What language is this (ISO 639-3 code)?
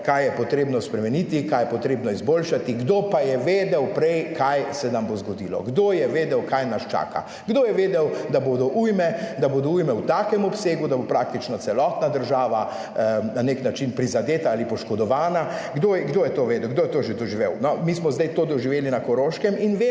slv